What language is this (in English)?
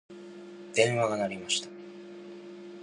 Japanese